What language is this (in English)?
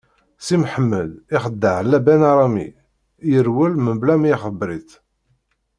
Kabyle